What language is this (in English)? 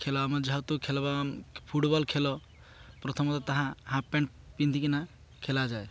Odia